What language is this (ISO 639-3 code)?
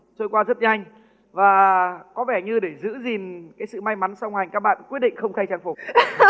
vie